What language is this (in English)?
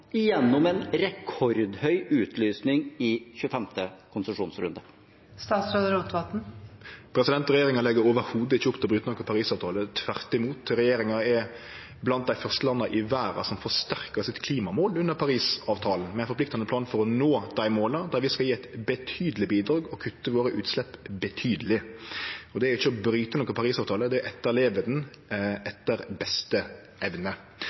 Norwegian